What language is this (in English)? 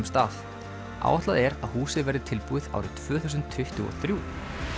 Icelandic